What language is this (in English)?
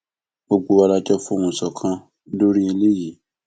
Yoruba